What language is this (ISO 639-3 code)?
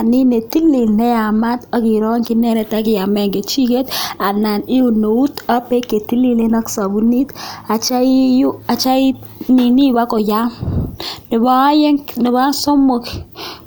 kln